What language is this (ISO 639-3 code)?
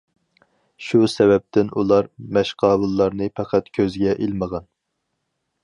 uig